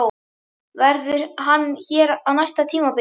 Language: Icelandic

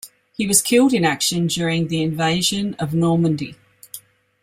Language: English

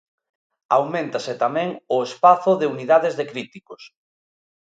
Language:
Galician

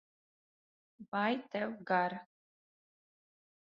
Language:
Latvian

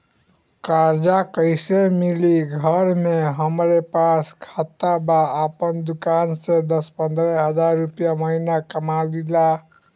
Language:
Bhojpuri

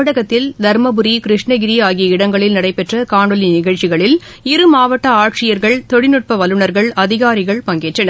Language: Tamil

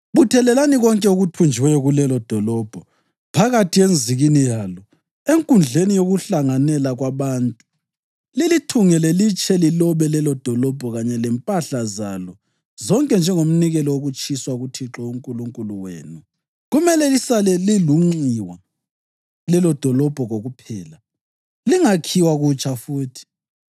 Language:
North Ndebele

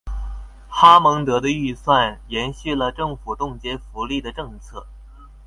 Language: Chinese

